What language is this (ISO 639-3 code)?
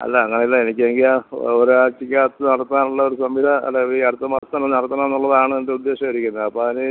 mal